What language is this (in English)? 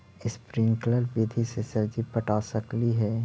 Magahi